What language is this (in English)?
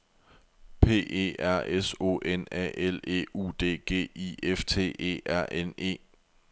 Danish